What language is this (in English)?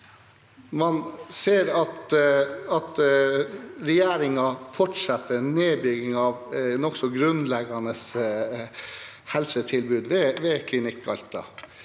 Norwegian